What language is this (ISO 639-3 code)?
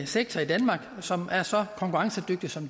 dan